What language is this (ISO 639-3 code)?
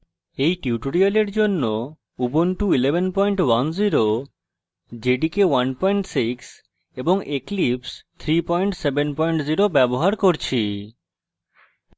ben